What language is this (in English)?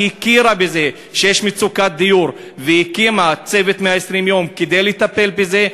Hebrew